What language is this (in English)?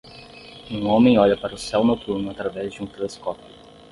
Portuguese